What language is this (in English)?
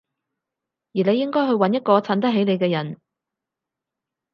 Cantonese